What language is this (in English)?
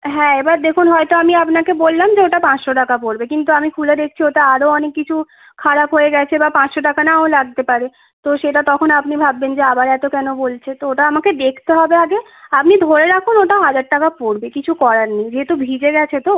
Bangla